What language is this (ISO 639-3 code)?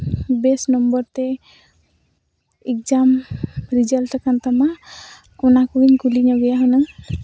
sat